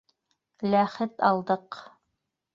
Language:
Bashkir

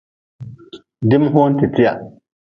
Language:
Nawdm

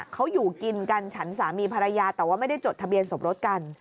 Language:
Thai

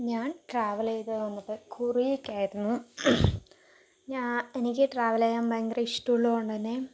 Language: Malayalam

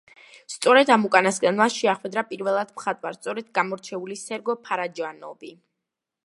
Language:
Georgian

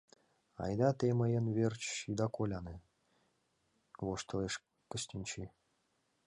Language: Mari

